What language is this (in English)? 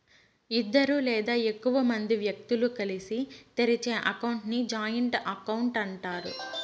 Telugu